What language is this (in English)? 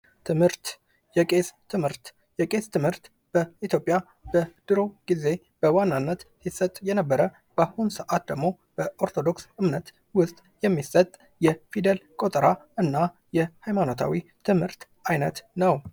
Amharic